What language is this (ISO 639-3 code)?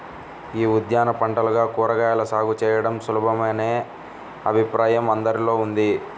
tel